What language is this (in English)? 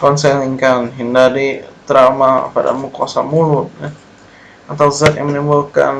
Indonesian